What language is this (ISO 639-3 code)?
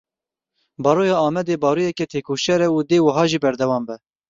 kur